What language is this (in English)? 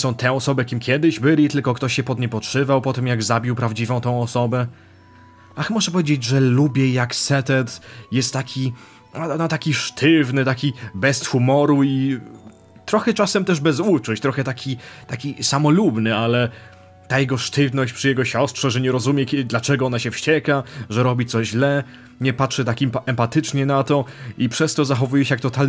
Polish